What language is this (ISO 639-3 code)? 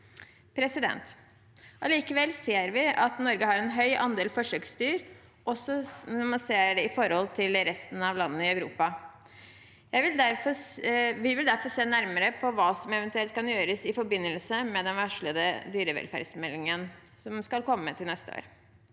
nor